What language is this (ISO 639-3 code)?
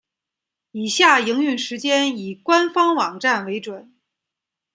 zho